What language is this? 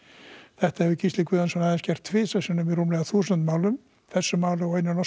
Icelandic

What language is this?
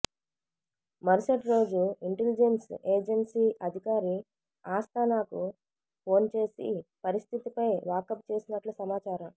Telugu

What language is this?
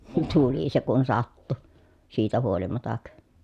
Finnish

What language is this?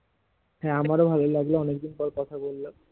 Bangla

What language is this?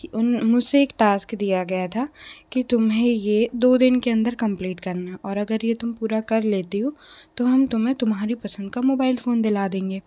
Hindi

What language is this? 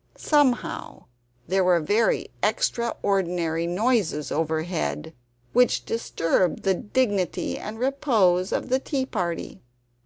English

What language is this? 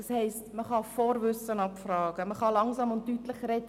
Swiss German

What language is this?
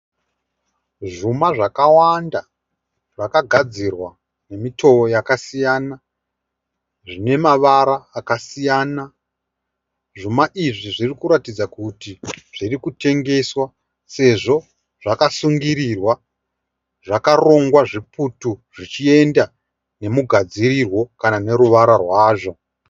Shona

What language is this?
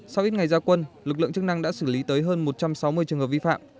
Vietnamese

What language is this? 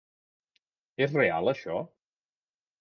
Catalan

